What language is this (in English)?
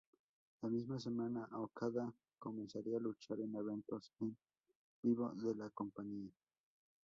Spanish